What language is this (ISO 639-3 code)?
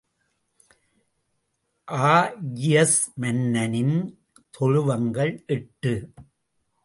tam